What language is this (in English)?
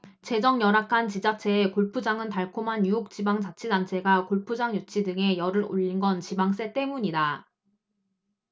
Korean